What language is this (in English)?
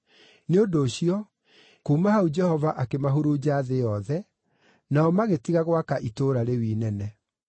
Kikuyu